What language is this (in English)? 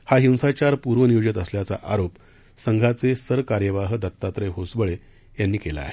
Marathi